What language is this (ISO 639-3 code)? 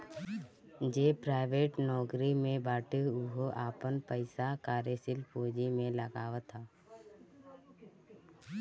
bho